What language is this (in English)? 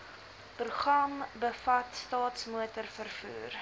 Afrikaans